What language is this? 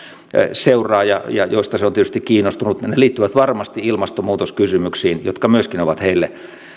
Finnish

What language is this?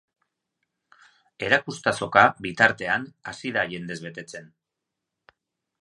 Basque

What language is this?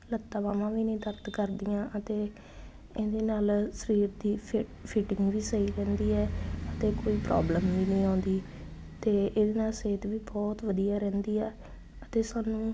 Punjabi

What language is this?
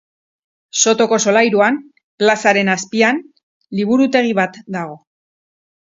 Basque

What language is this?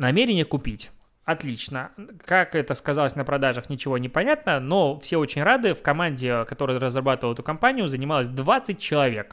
Russian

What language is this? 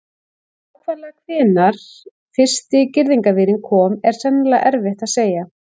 Icelandic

